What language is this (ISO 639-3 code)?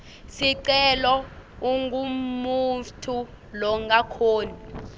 ssw